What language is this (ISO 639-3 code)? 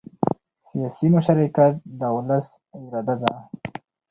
pus